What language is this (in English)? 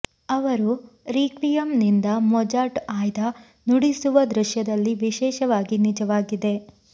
Kannada